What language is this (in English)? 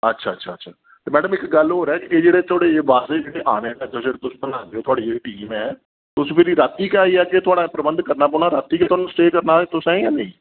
Dogri